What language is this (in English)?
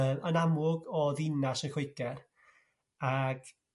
Welsh